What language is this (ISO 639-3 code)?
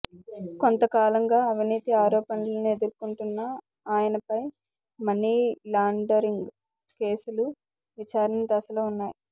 tel